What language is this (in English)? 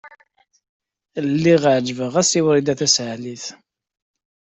Kabyle